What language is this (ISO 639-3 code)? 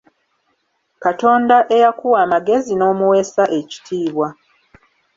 lug